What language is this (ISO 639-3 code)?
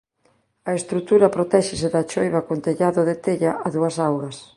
glg